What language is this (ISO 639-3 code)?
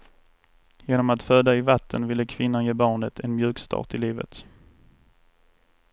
swe